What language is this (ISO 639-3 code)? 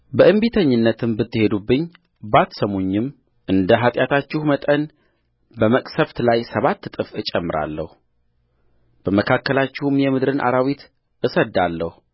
amh